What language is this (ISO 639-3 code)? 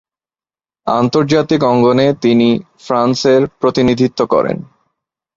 ben